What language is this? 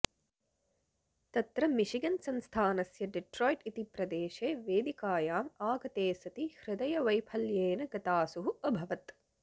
Sanskrit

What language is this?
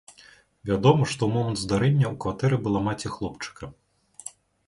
Belarusian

